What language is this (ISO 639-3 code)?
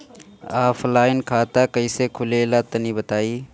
bho